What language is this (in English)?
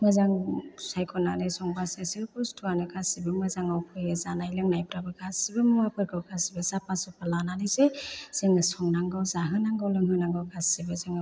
Bodo